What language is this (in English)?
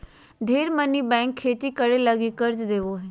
Magahi